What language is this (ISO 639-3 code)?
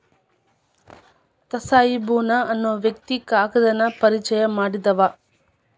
kan